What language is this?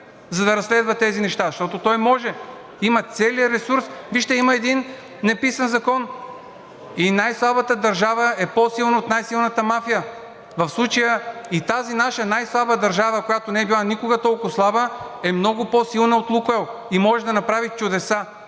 Bulgarian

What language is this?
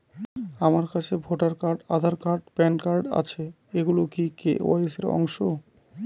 Bangla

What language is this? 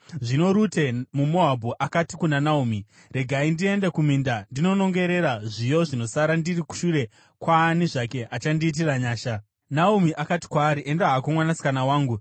Shona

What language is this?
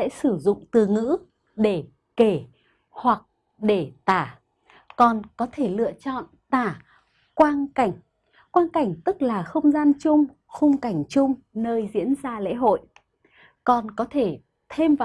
Vietnamese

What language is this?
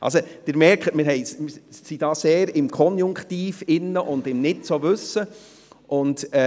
Swiss German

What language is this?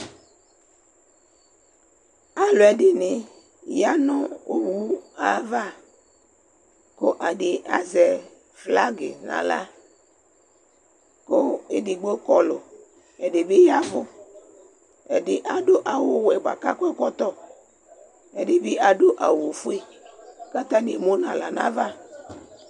Ikposo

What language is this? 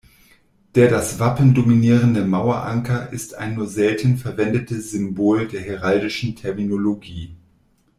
German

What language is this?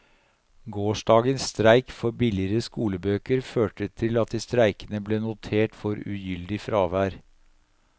Norwegian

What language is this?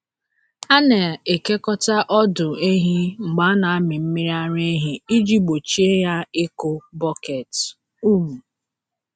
Igbo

